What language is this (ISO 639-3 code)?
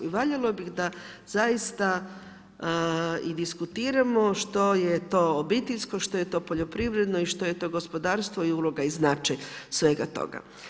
hrv